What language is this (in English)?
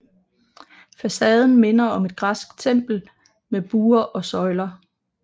Danish